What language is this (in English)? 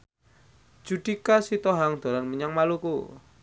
Javanese